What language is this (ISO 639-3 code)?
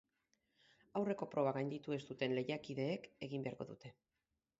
eus